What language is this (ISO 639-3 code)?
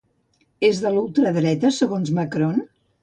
cat